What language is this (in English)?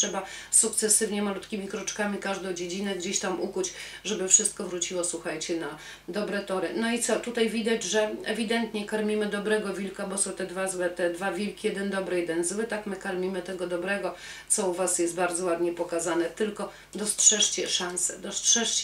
Polish